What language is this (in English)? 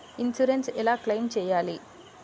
Telugu